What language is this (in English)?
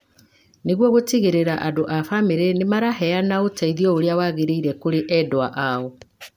Kikuyu